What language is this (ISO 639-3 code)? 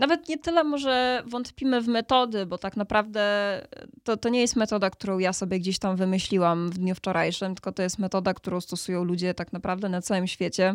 pol